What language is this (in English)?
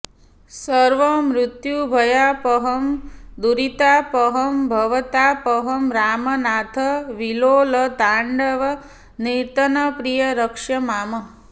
Sanskrit